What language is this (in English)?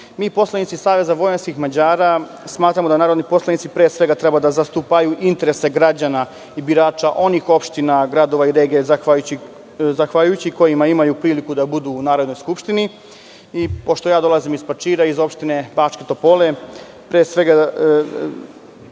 Serbian